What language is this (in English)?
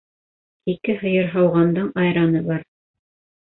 Bashkir